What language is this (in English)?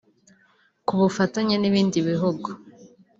Kinyarwanda